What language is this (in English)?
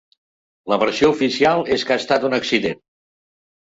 Catalan